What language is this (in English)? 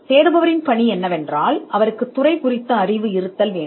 Tamil